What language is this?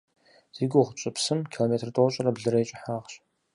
Kabardian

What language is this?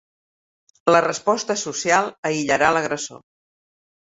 Catalan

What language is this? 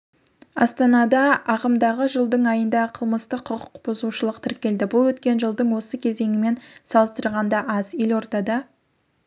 Kazakh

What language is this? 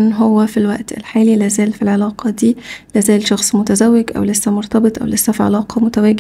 Arabic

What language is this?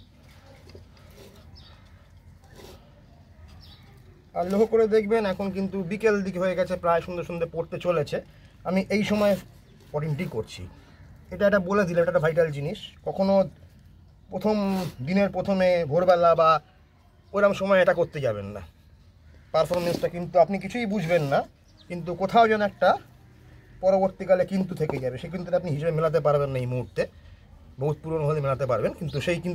Romanian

